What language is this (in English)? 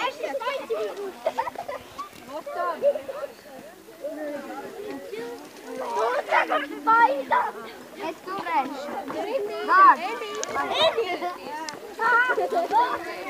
Dutch